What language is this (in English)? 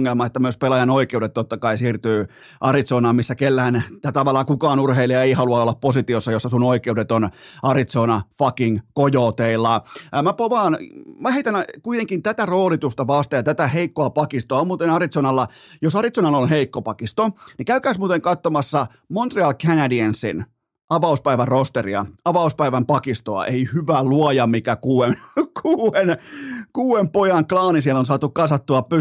Finnish